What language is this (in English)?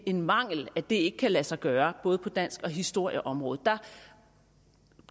Danish